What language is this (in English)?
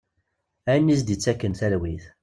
Kabyle